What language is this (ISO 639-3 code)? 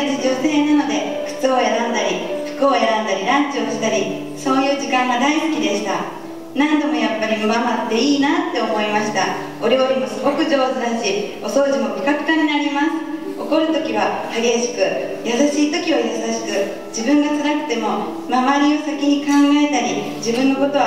jpn